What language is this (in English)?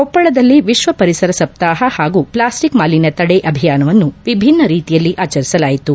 Kannada